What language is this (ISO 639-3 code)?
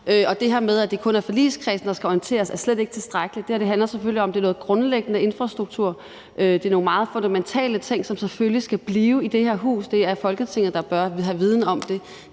dan